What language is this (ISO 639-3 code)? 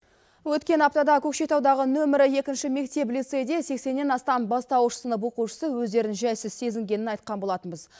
kaz